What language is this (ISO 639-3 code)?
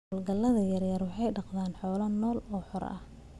som